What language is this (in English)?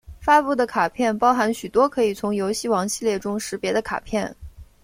Chinese